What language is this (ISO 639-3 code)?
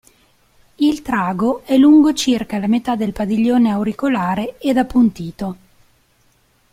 ita